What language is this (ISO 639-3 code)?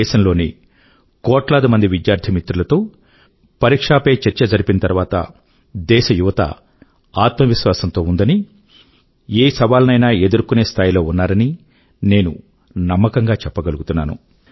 tel